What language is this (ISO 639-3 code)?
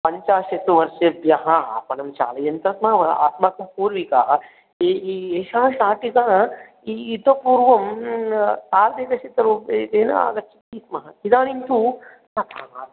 san